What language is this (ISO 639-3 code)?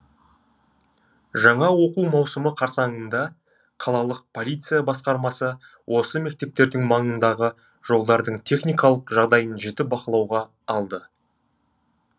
kaz